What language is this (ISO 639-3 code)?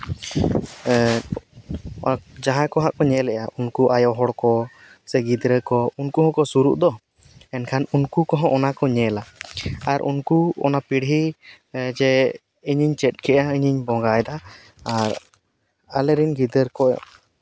sat